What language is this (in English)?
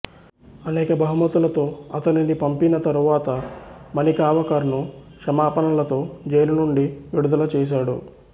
Telugu